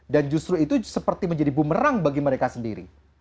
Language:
Indonesian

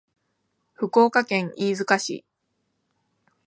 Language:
Japanese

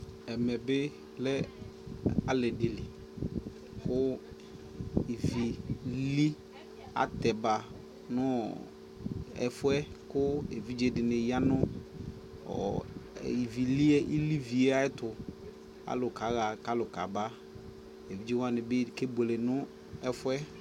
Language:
Ikposo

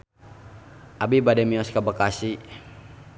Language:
Sundanese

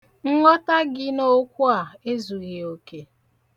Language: Igbo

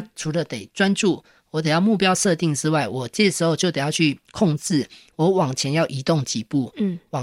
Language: Chinese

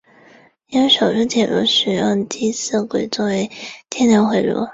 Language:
Chinese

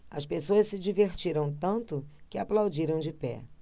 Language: Portuguese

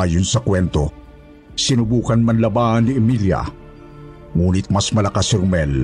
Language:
Filipino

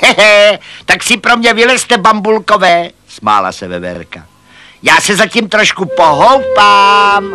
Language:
Czech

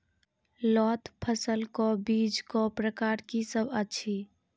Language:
Maithili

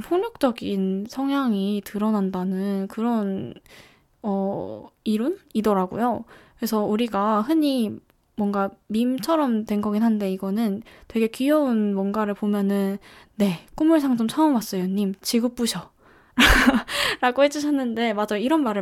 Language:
Korean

